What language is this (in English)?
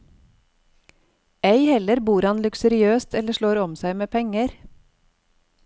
Norwegian